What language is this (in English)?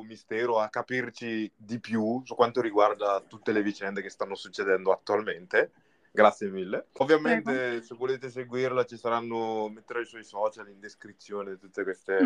Italian